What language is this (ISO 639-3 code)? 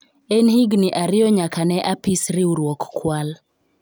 luo